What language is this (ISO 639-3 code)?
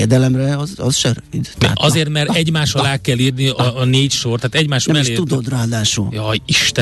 hun